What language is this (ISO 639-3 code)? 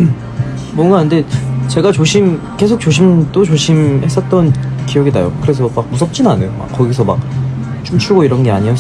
kor